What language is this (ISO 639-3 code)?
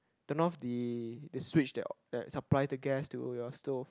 eng